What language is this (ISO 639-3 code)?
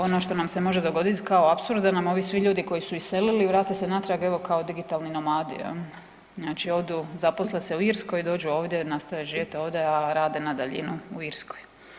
hrv